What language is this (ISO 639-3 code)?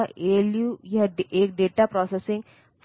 hin